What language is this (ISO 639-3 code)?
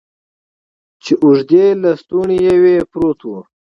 pus